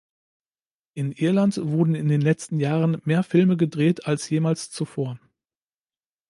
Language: German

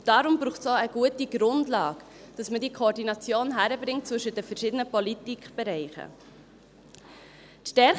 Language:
Swiss German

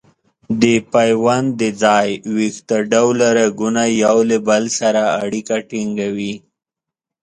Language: Pashto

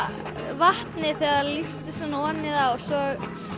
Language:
Icelandic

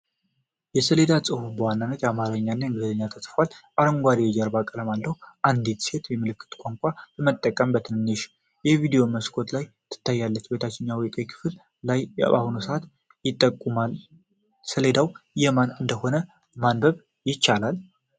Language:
Amharic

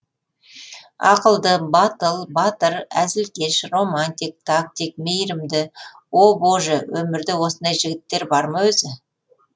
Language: Kazakh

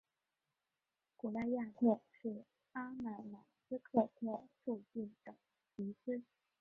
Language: Chinese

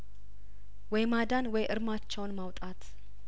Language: Amharic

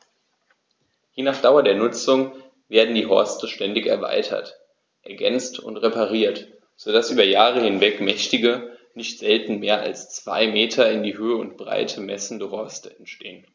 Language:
German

